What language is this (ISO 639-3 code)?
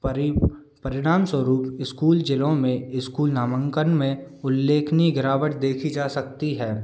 hin